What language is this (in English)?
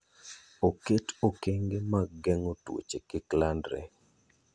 Luo (Kenya and Tanzania)